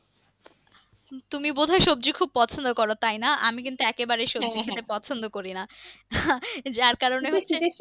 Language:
Bangla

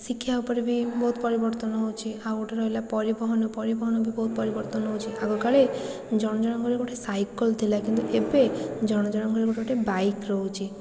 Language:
Odia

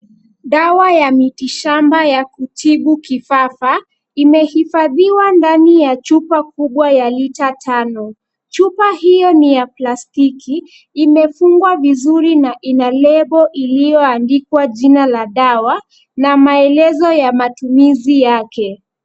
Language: Swahili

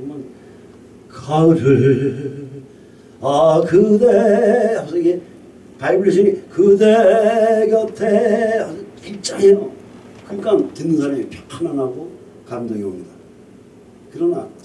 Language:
Korean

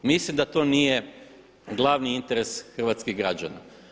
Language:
Croatian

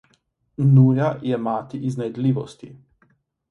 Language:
Slovenian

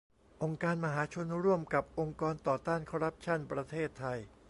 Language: Thai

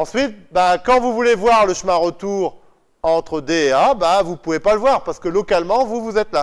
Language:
French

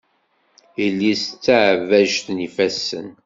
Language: Kabyle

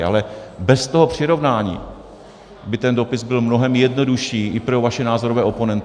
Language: Czech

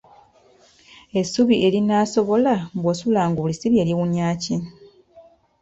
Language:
Ganda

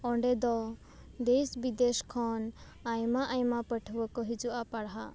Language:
Santali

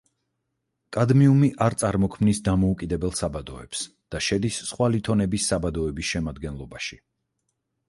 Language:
Georgian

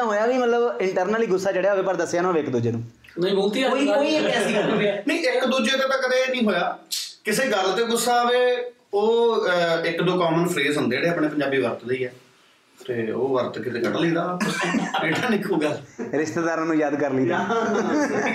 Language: Punjabi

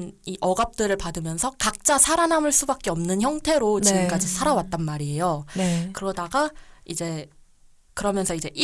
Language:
Korean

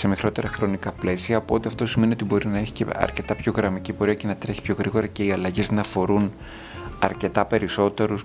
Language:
Greek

